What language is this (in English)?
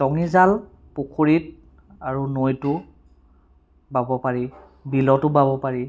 Assamese